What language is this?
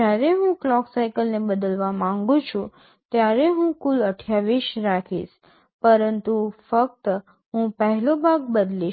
Gujarati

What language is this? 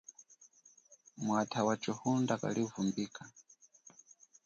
Chokwe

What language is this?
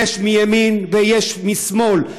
Hebrew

